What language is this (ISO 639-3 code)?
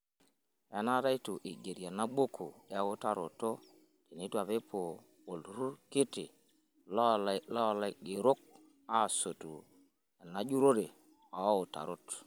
mas